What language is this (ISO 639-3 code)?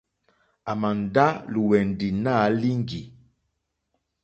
bri